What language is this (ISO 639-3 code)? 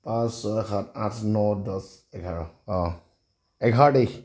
asm